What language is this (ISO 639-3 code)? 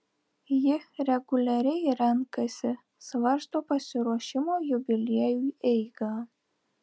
lit